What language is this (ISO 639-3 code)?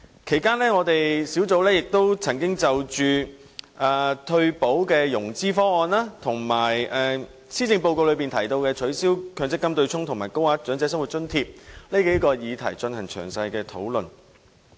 yue